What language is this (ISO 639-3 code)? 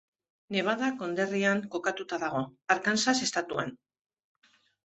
eus